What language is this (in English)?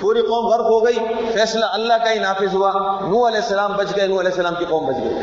Urdu